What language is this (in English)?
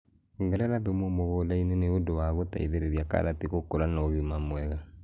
Kikuyu